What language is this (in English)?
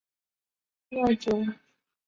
Chinese